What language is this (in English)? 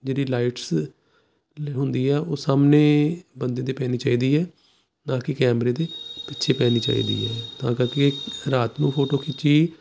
Punjabi